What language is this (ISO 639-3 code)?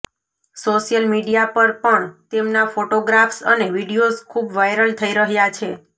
guj